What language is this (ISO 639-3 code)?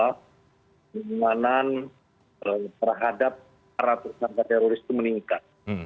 ind